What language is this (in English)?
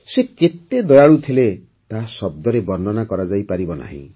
Odia